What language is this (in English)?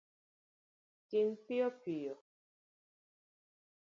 Luo (Kenya and Tanzania)